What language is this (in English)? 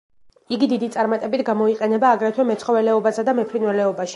Georgian